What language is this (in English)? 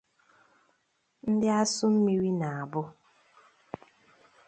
Igbo